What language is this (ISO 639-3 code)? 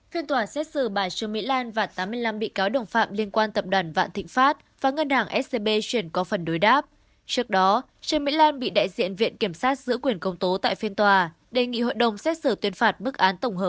vie